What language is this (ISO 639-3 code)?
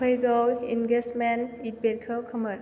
brx